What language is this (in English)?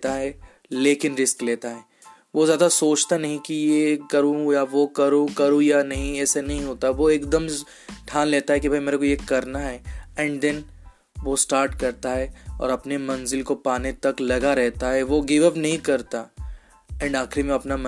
Hindi